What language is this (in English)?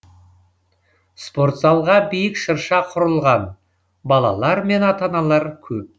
Kazakh